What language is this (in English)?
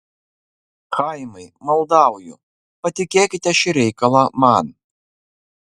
Lithuanian